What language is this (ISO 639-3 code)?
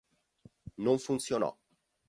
ita